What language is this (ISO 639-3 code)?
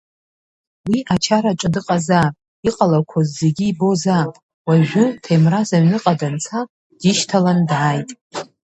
abk